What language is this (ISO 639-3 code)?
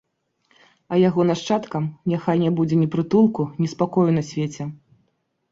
bel